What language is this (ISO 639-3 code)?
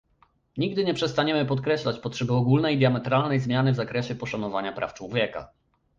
pol